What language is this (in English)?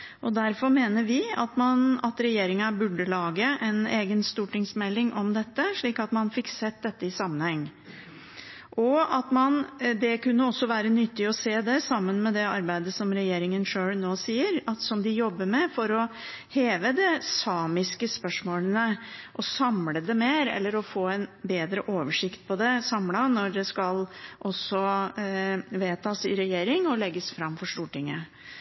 Norwegian Bokmål